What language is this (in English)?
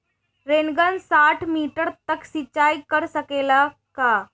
Bhojpuri